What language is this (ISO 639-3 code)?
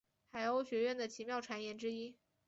zho